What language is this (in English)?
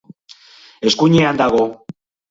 Basque